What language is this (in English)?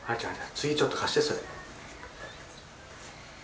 Japanese